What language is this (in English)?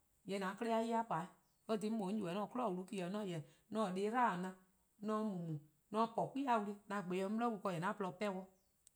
Eastern Krahn